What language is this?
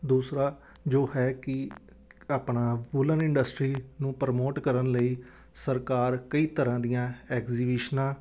Punjabi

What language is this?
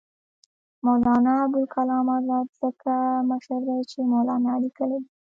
Pashto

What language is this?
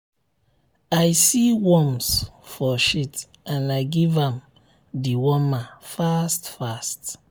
Nigerian Pidgin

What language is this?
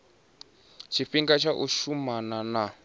Venda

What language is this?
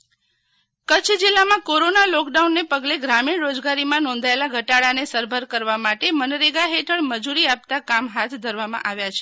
Gujarati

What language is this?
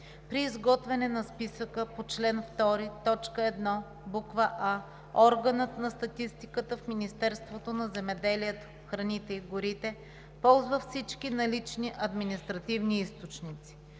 Bulgarian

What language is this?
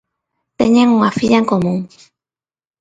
Galician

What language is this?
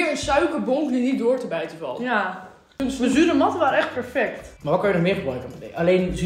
Dutch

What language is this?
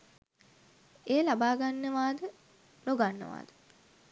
Sinhala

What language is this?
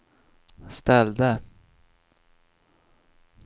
Swedish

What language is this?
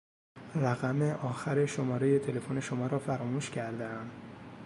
Persian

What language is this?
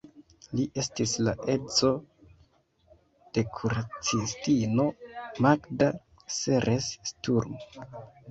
Esperanto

